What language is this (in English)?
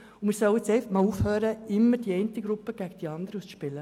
Swiss German